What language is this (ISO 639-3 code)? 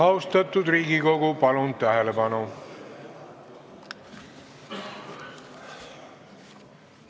est